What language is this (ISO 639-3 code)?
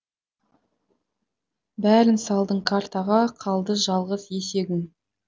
kaz